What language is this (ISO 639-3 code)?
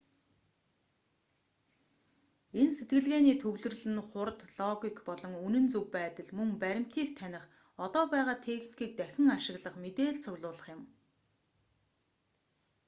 mon